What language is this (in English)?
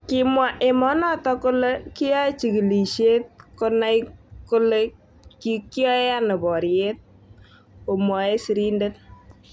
Kalenjin